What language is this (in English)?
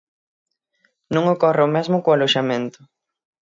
Galician